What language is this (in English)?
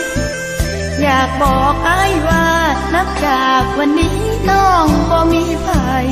Thai